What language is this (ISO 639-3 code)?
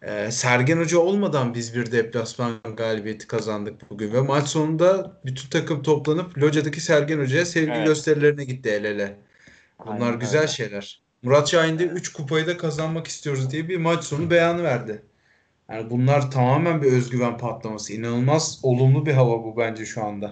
tur